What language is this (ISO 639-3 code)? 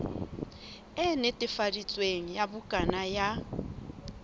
sot